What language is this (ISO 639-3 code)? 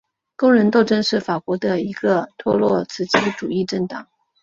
zho